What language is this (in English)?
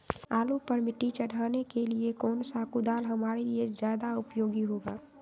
Magahi